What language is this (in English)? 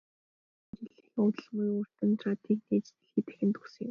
Mongolian